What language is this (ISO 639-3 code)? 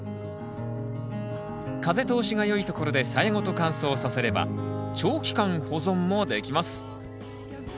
jpn